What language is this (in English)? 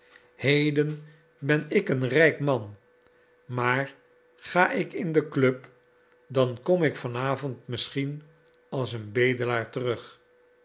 Dutch